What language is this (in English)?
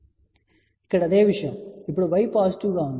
Telugu